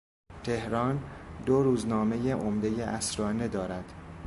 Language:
Persian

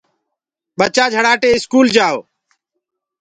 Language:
Gurgula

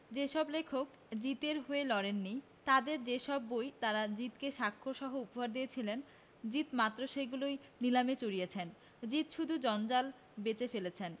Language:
Bangla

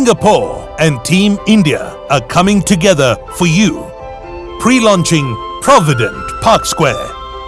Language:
English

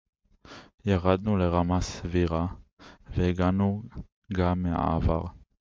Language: Hebrew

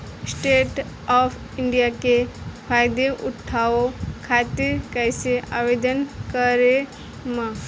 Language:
Bhojpuri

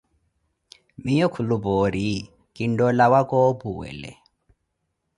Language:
Koti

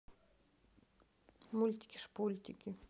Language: Russian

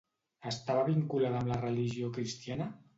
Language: Catalan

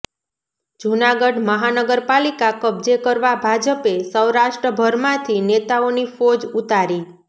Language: Gujarati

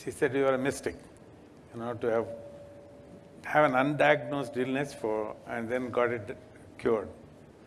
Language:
English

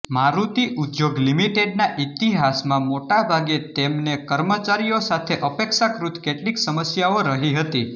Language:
Gujarati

